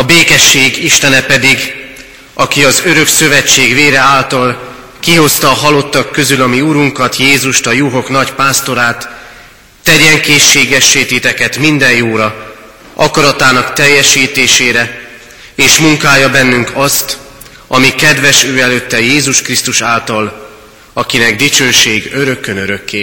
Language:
Hungarian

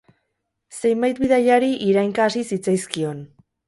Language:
Basque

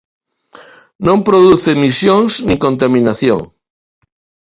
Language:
Galician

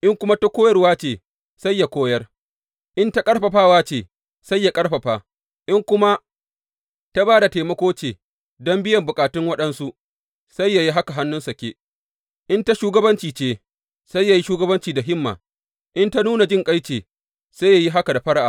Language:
Hausa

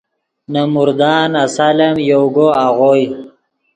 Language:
Yidgha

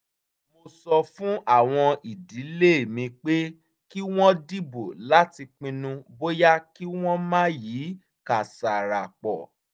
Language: Yoruba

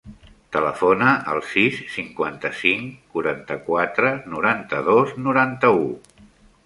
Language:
Catalan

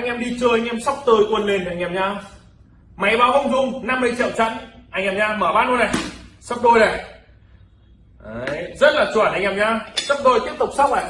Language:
Vietnamese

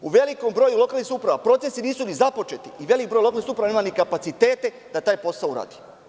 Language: Serbian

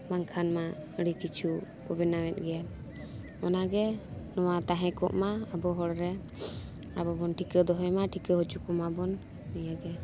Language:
Santali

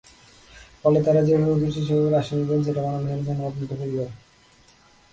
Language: Bangla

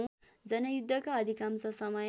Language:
Nepali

